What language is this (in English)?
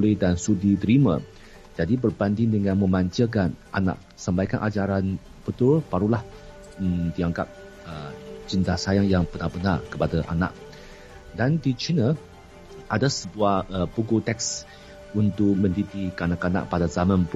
Malay